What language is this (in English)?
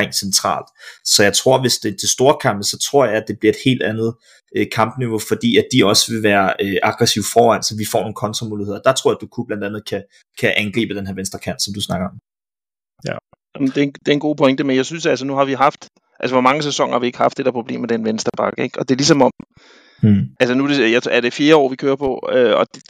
Danish